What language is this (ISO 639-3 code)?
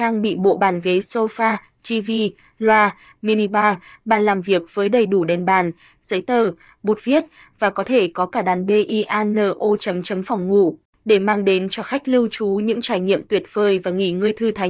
vie